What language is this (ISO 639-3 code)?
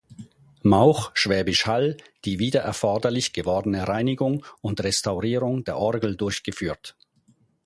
deu